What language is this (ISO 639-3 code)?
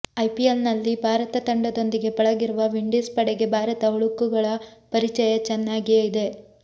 kan